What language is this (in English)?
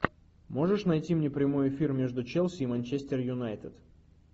Russian